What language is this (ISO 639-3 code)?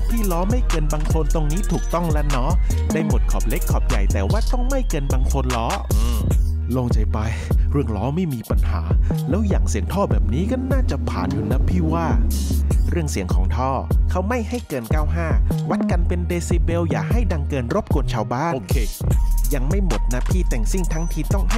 tha